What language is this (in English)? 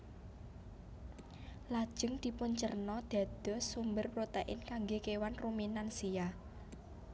Javanese